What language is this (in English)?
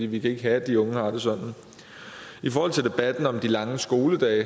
Danish